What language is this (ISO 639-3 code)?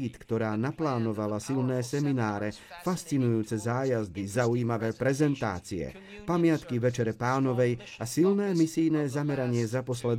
slk